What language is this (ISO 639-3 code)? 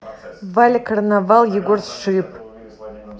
rus